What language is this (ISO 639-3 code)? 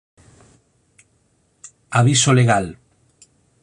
glg